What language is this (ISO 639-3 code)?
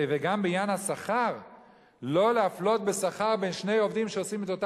heb